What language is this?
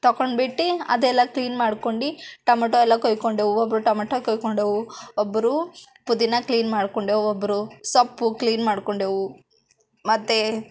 Kannada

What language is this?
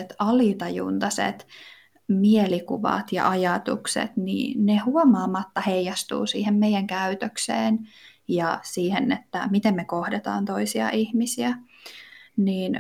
Finnish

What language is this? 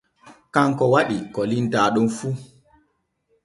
Borgu Fulfulde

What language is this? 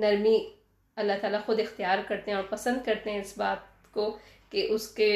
Urdu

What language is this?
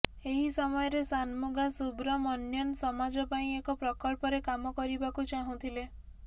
Odia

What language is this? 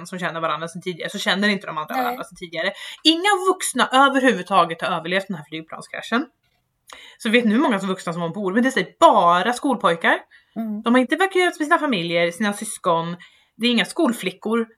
Swedish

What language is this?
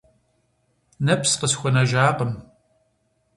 Kabardian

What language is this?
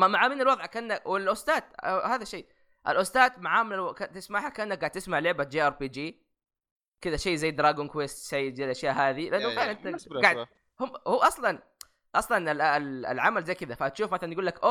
Arabic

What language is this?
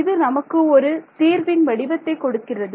Tamil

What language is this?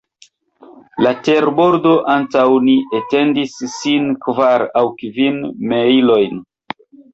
Esperanto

